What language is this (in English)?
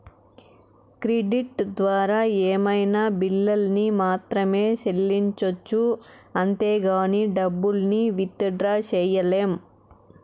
Telugu